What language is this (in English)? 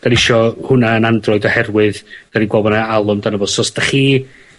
Welsh